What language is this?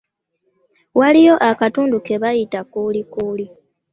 Ganda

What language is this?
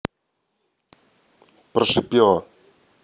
Russian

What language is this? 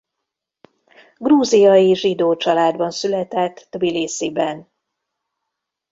Hungarian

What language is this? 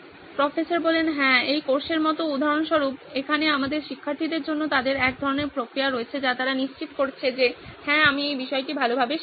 Bangla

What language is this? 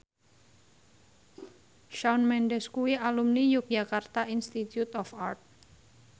Javanese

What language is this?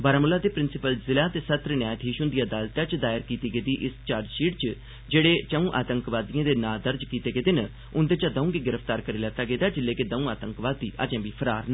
Dogri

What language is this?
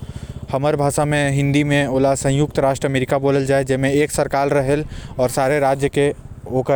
Korwa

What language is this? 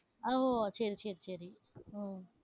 Tamil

